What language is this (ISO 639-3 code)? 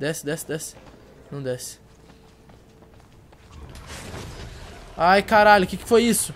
por